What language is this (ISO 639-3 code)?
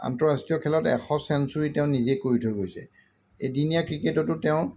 asm